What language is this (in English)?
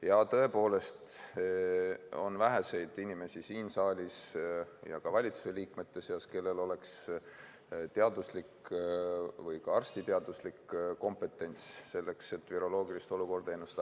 Estonian